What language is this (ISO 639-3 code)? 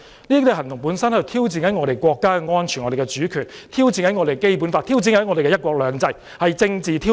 yue